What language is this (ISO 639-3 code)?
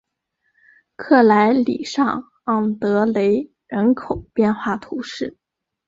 zho